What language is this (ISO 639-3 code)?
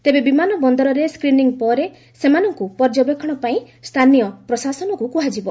ori